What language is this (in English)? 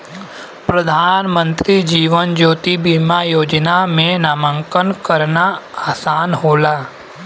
Bhojpuri